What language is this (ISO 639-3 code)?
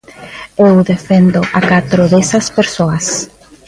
glg